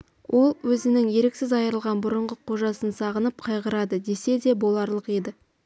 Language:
Kazakh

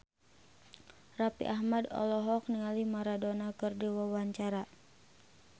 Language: Sundanese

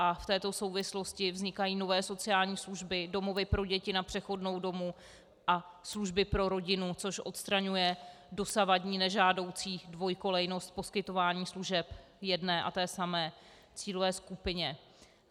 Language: Czech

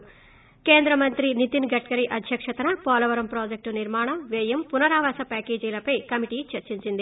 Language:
Telugu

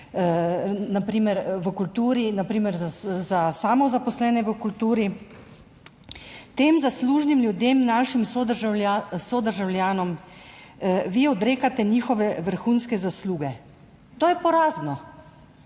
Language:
Slovenian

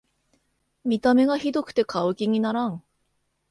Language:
Japanese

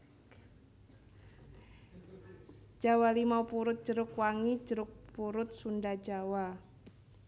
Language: Javanese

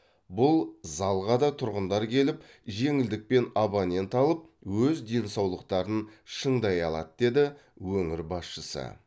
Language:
Kazakh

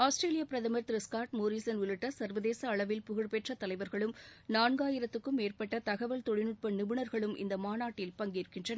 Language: Tamil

